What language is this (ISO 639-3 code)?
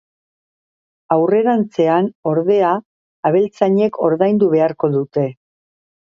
eus